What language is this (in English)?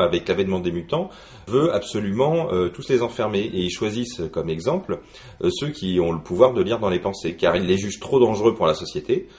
French